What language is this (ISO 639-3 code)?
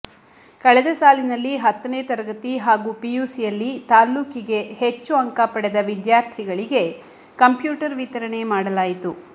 kan